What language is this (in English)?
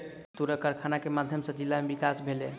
Maithili